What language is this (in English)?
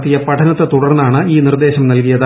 Malayalam